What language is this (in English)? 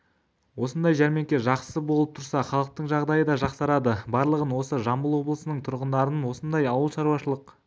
Kazakh